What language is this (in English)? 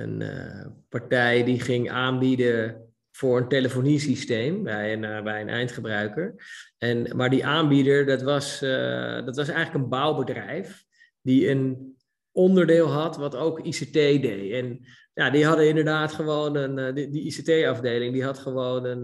Dutch